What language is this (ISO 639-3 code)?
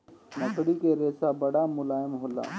bho